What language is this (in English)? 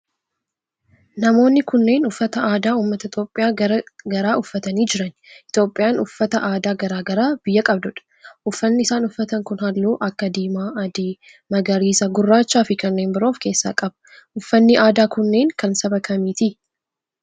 Oromo